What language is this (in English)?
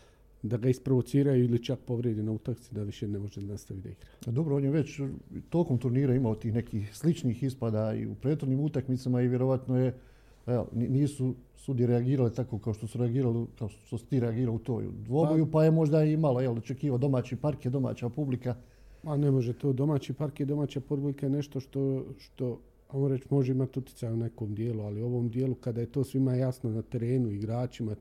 Croatian